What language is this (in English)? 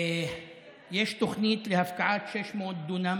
Hebrew